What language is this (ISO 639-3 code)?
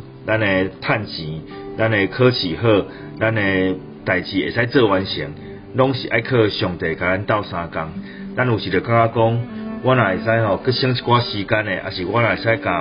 zho